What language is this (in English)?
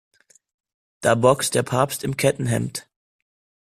German